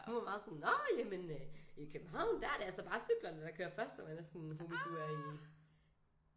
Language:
Danish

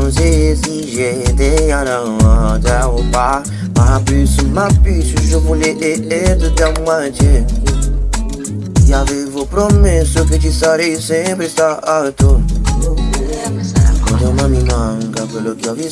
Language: French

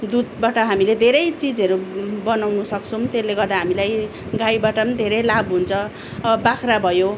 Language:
Nepali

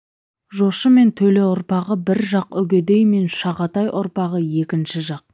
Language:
Kazakh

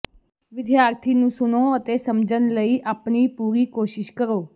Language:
Punjabi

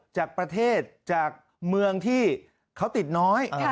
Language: Thai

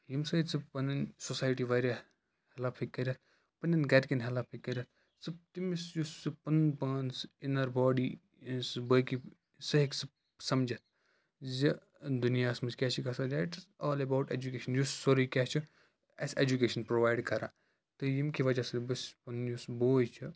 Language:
Kashmiri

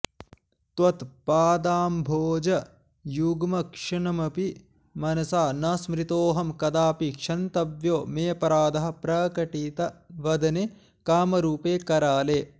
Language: Sanskrit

